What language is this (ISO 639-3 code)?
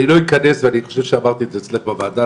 heb